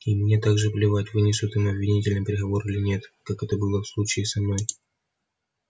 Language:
Russian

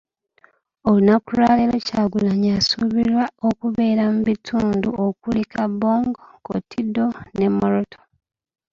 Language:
Ganda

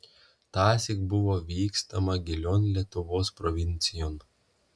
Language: Lithuanian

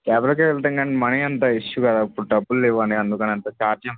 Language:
Telugu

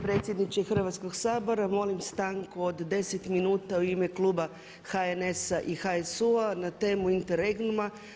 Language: Croatian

